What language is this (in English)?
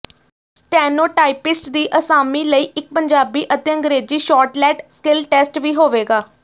Punjabi